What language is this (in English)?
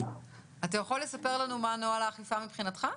Hebrew